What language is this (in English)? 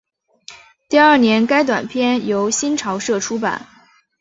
Chinese